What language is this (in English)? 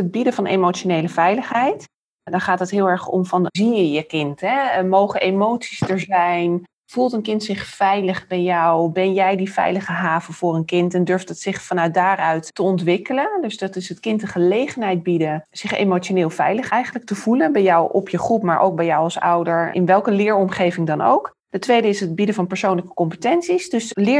Dutch